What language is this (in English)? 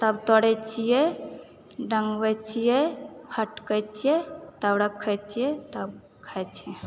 Maithili